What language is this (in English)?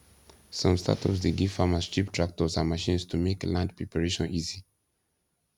Nigerian Pidgin